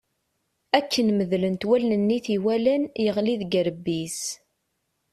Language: Kabyle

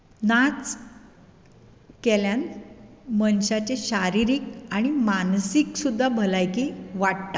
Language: Konkani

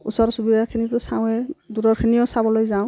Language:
Assamese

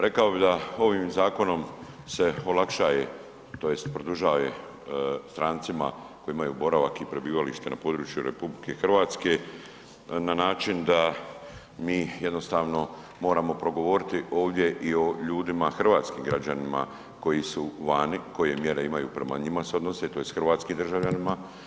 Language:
Croatian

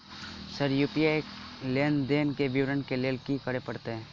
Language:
Maithili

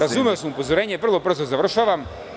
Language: Serbian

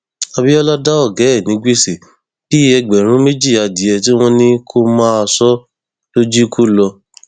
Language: Yoruba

